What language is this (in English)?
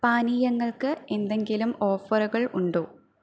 Malayalam